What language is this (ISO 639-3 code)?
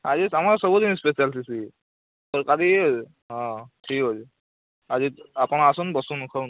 ori